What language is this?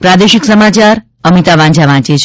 Gujarati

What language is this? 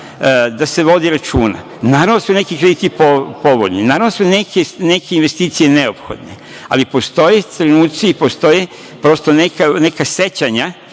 Serbian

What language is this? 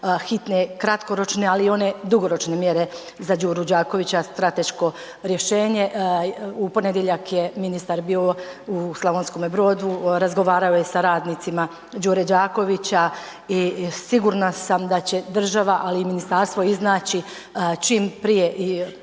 Croatian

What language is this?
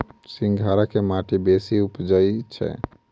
Maithili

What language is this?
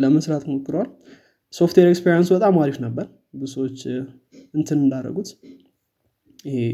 Amharic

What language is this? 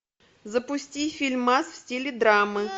Russian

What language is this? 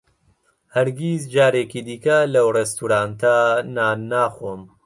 Central Kurdish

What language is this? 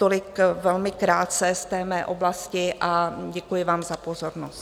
Czech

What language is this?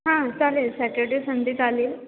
Marathi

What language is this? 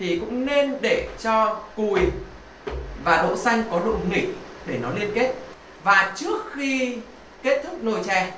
Vietnamese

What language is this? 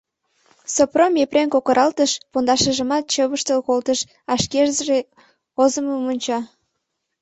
Mari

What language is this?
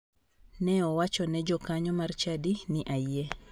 Luo (Kenya and Tanzania)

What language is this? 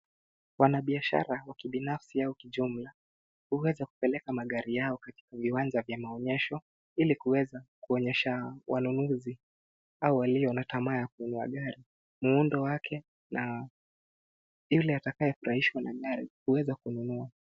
Swahili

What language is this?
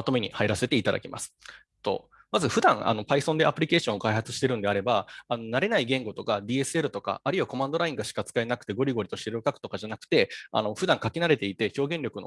Japanese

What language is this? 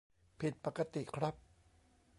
Thai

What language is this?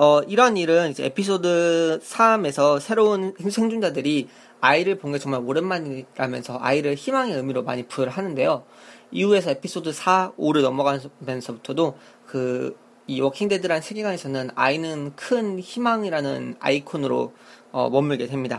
Korean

